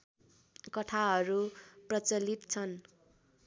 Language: Nepali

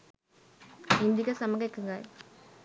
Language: Sinhala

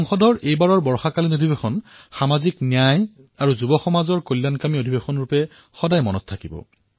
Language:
Assamese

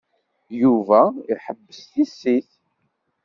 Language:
Kabyle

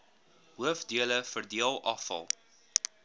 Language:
Afrikaans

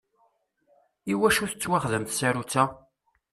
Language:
Kabyle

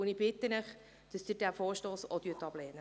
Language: Swiss German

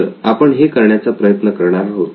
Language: Marathi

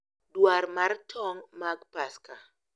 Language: Luo (Kenya and Tanzania)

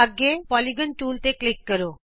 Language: Punjabi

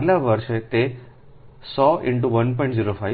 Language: Gujarati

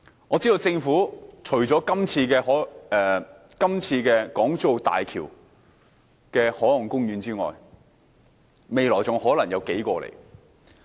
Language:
Cantonese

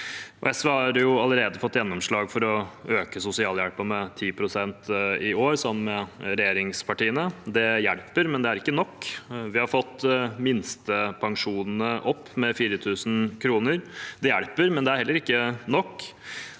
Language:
Norwegian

